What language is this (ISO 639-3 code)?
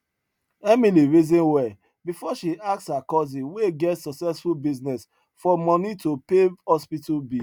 pcm